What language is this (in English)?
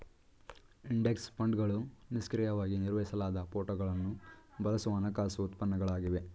Kannada